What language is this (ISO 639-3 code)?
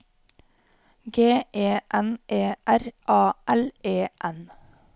nor